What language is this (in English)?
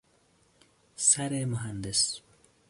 Persian